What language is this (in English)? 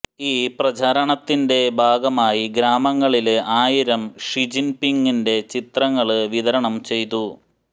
Malayalam